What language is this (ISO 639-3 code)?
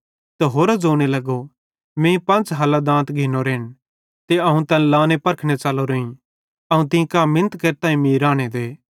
bhd